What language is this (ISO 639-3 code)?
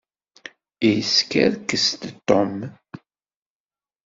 kab